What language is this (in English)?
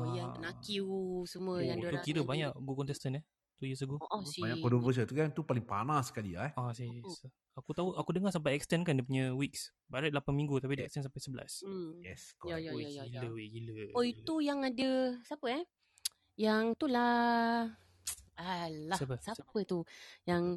Malay